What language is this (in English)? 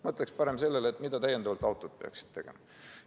Estonian